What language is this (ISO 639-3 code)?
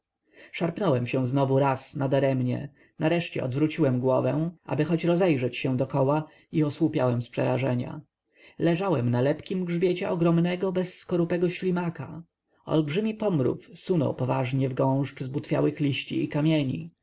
pol